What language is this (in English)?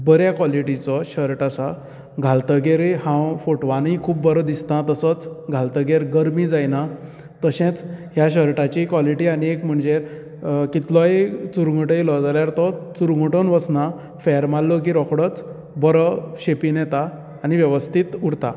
Konkani